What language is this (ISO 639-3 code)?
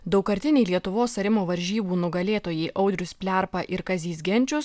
lit